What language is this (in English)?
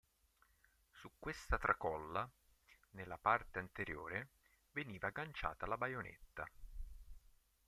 Italian